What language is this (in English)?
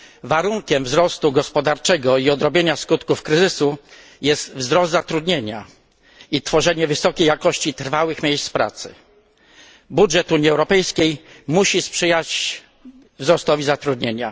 Polish